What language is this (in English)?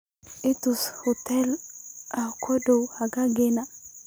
Somali